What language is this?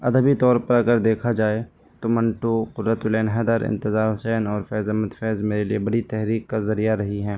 Urdu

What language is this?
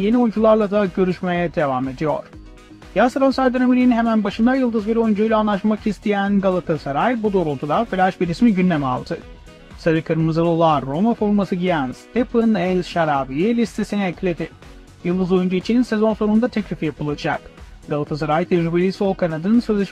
Turkish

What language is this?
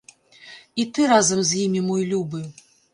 Belarusian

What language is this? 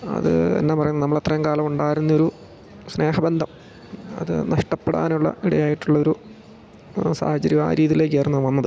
Malayalam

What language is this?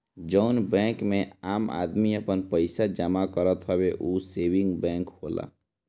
Bhojpuri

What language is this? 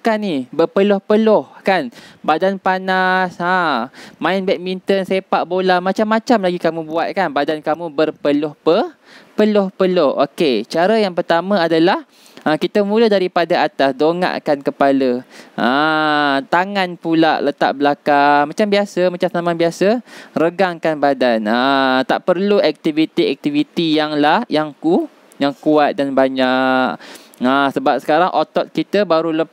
Malay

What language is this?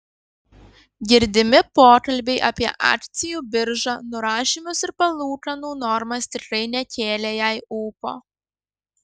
Lithuanian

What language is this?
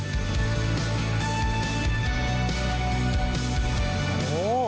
Thai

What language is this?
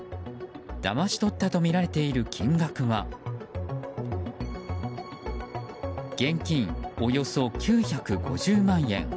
Japanese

